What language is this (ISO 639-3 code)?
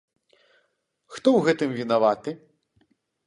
bel